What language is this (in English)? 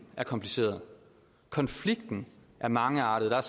Danish